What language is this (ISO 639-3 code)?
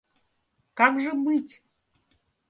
rus